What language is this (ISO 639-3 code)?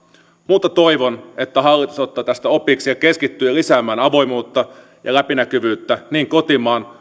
fin